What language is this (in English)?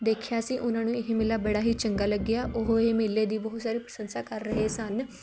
Punjabi